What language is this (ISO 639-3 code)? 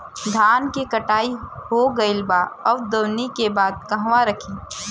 bho